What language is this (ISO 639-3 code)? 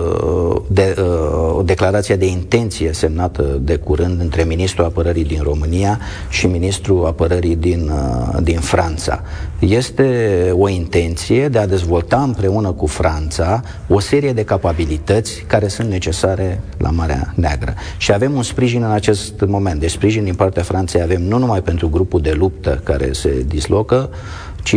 ron